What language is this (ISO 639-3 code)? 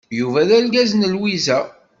kab